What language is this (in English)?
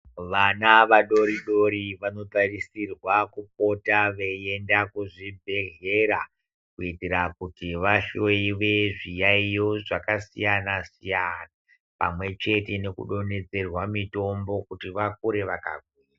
Ndau